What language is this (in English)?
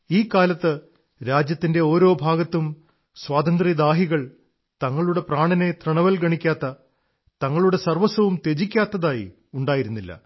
Malayalam